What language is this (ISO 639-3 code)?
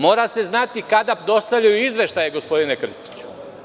srp